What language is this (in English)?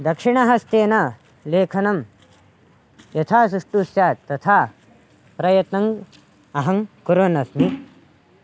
Sanskrit